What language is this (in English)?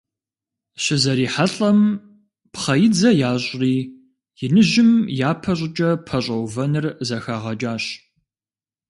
Kabardian